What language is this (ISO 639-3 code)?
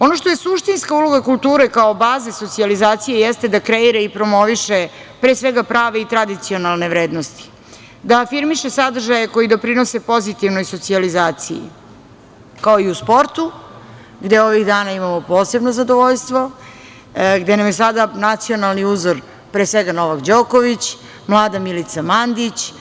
srp